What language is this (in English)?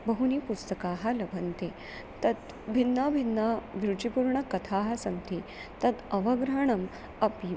Sanskrit